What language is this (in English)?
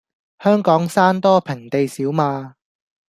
Cantonese